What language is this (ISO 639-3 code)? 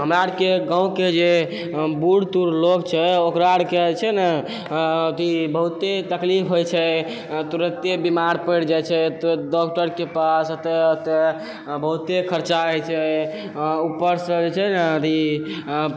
mai